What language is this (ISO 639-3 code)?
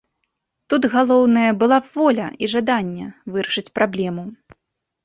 bel